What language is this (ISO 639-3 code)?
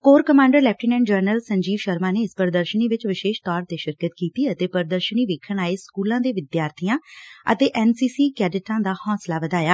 pan